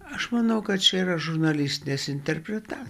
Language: Lithuanian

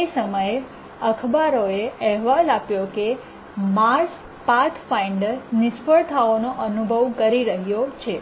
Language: Gujarati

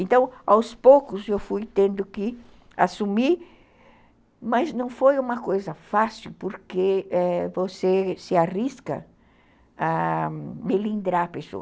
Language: Portuguese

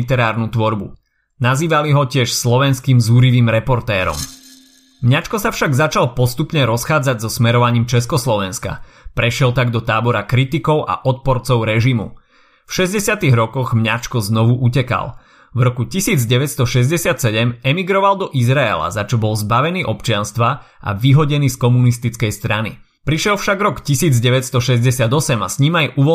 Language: Slovak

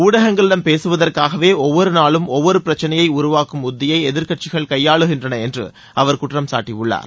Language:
Tamil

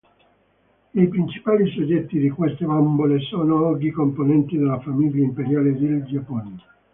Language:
Italian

